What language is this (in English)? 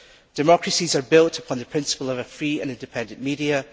English